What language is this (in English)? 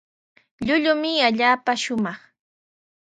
Sihuas Ancash Quechua